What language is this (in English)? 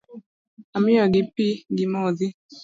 Luo (Kenya and Tanzania)